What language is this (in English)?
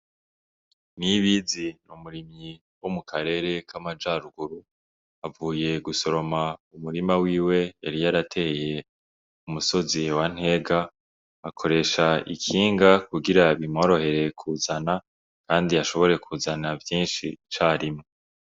Rundi